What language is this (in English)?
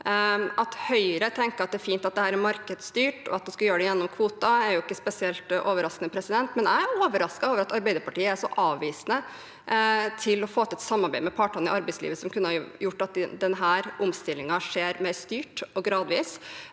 Norwegian